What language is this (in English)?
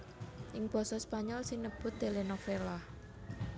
Javanese